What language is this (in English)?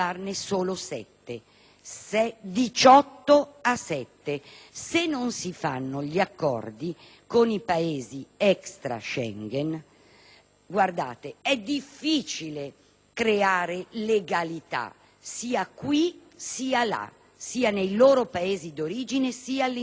Italian